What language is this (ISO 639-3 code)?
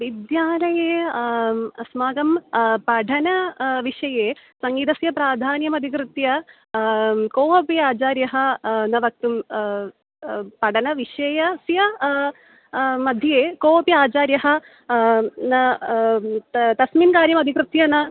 san